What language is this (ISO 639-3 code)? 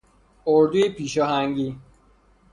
fas